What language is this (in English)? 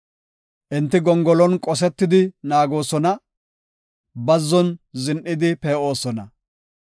Gofa